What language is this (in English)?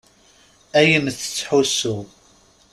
Kabyle